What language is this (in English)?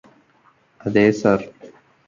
Malayalam